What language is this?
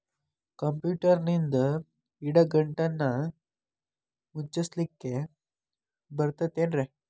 Kannada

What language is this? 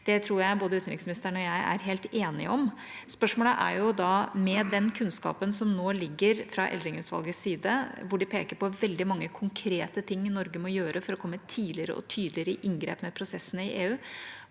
Norwegian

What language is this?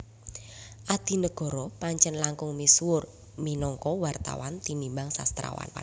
Javanese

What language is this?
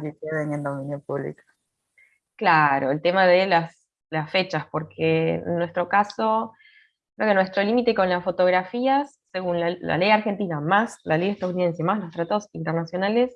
Spanish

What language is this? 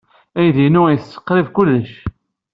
Kabyle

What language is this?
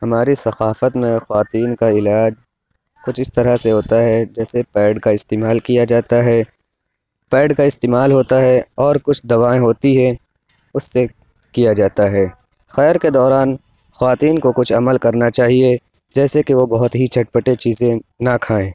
Urdu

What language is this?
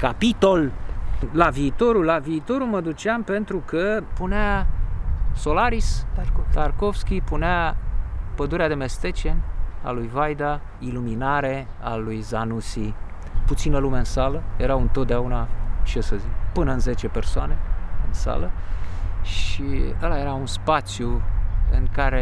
Romanian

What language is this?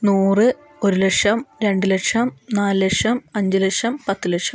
Malayalam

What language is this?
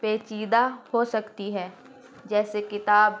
Urdu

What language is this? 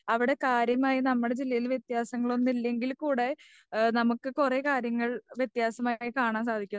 Malayalam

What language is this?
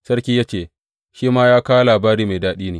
Hausa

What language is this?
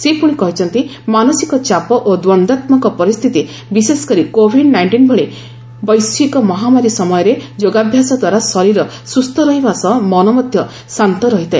Odia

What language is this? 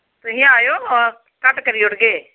Dogri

